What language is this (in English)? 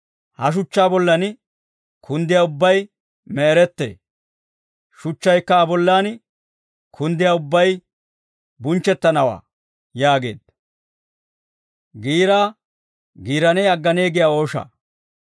Dawro